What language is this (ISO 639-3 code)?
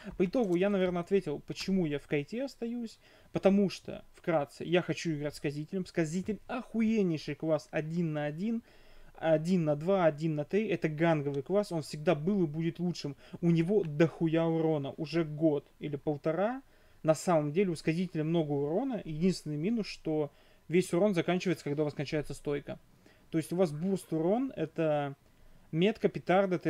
rus